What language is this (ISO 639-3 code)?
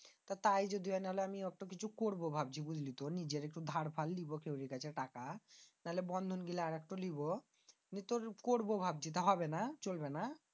ben